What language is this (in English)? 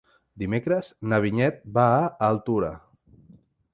Catalan